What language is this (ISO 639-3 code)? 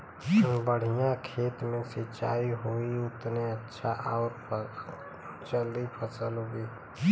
bho